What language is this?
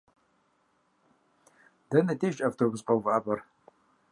Kabardian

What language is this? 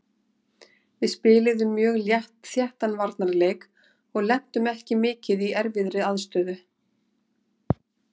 Icelandic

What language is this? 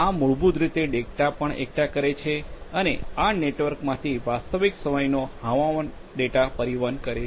Gujarati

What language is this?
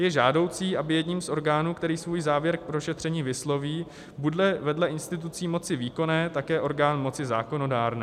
Czech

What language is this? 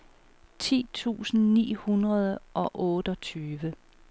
Danish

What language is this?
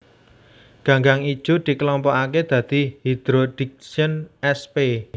Javanese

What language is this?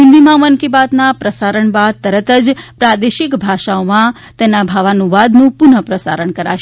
Gujarati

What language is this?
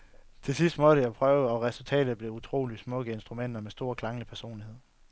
Danish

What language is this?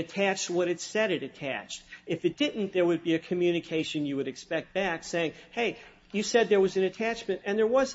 English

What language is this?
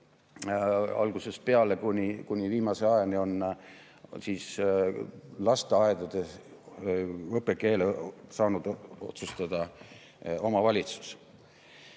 Estonian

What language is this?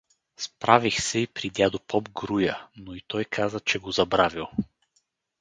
Bulgarian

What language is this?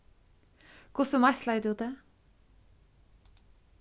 Faroese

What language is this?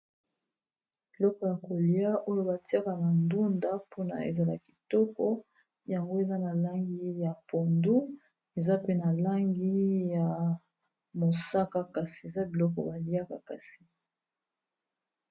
Lingala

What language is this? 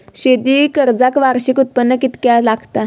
Marathi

